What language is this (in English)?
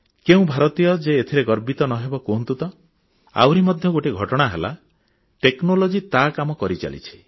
Odia